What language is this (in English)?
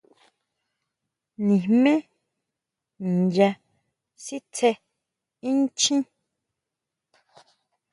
Huautla Mazatec